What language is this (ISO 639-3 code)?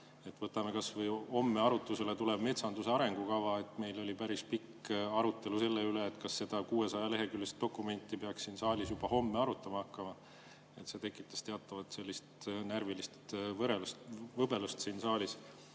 est